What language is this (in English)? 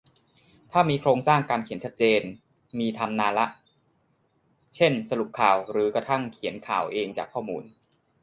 Thai